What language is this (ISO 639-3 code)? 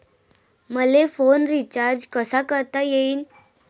mar